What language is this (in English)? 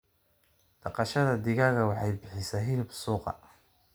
Somali